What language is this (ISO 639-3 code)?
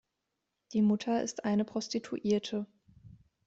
deu